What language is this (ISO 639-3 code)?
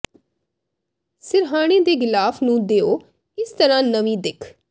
pan